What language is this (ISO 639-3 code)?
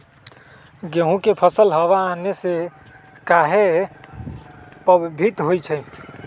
mag